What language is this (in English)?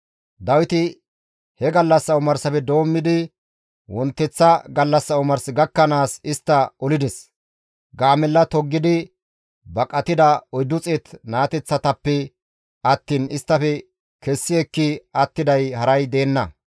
Gamo